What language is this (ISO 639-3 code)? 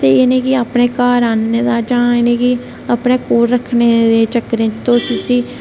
doi